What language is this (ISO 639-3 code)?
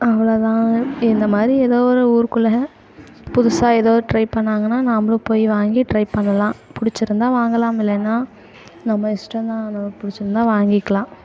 tam